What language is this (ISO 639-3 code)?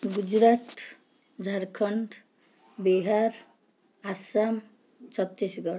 ori